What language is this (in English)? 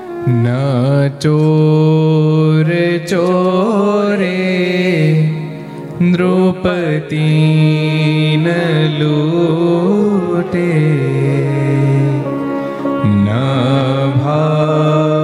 Gujarati